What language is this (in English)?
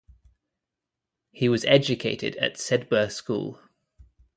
English